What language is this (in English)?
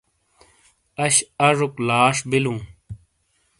Shina